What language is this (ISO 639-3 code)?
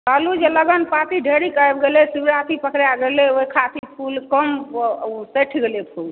mai